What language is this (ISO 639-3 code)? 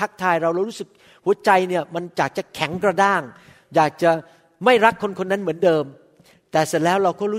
tha